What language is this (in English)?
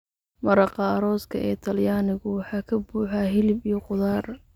Somali